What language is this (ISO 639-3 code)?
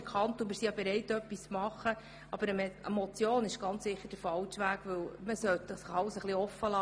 gsw